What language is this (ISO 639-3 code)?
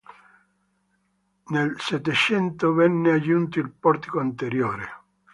ita